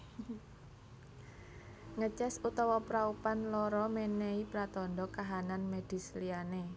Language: Javanese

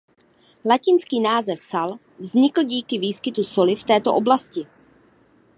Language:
Czech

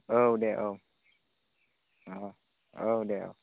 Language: Bodo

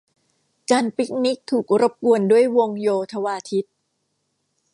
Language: Thai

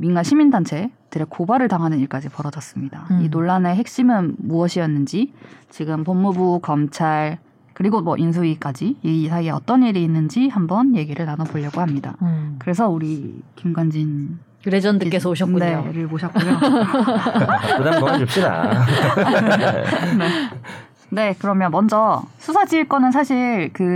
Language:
Korean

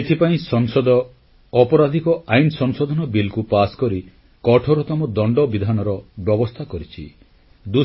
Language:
Odia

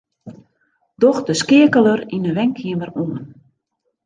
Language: Western Frisian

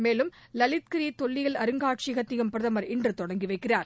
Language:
Tamil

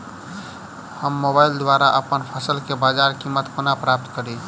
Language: Maithili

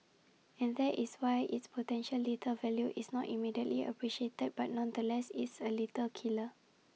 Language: English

